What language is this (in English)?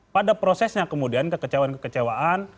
Indonesian